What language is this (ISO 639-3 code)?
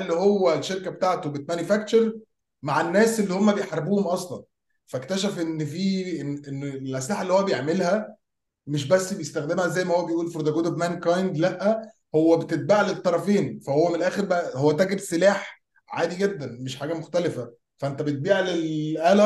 ara